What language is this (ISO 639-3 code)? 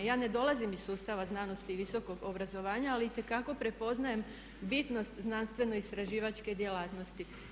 hrv